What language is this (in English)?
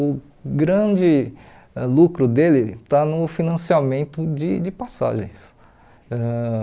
Portuguese